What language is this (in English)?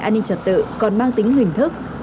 Vietnamese